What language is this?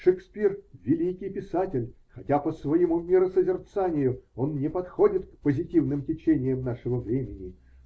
Russian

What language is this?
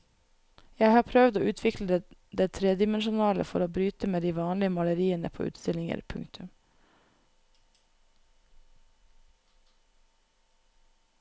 Norwegian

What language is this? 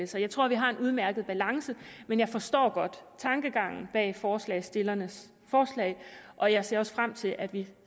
Danish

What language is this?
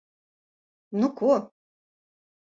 Latvian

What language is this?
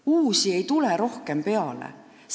Estonian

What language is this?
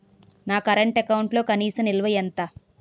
Telugu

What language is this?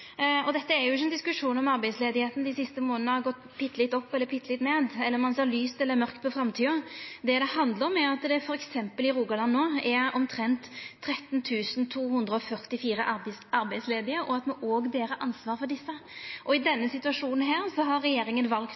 Norwegian Nynorsk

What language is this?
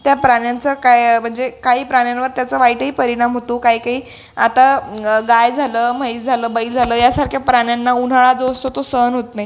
Marathi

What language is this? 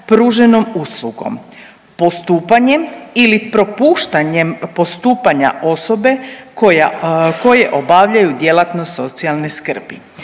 Croatian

